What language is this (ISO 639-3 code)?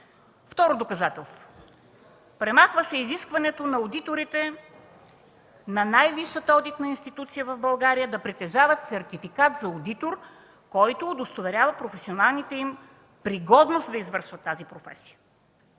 bul